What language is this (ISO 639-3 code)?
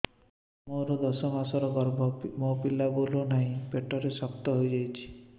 ori